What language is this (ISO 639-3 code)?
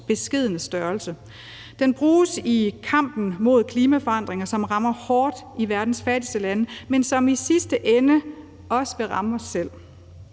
dan